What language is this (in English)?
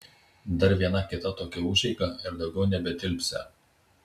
Lithuanian